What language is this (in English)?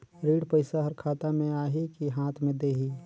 Chhattisgarhi